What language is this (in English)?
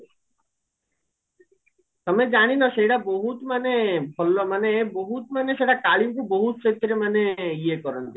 Odia